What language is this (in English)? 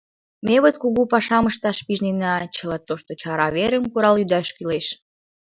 Mari